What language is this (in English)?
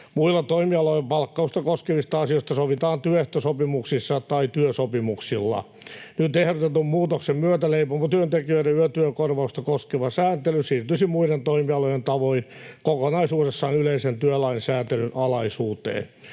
Finnish